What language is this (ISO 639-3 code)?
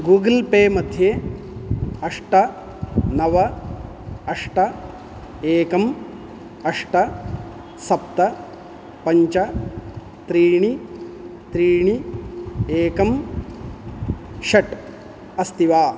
san